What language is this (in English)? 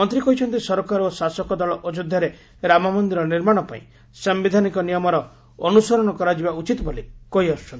Odia